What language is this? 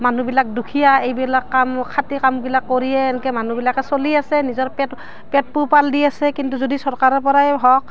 Assamese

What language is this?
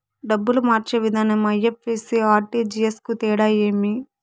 Telugu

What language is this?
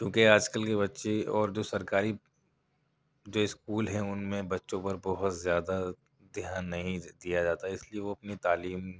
Urdu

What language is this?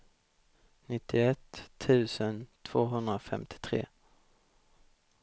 Swedish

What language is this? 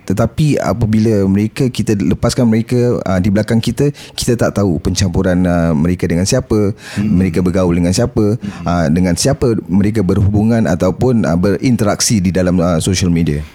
Malay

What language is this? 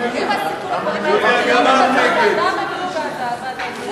Hebrew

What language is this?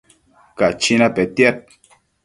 Matsés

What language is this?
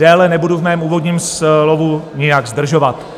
Czech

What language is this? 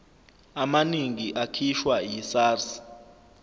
Zulu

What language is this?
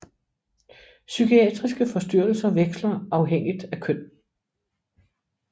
Danish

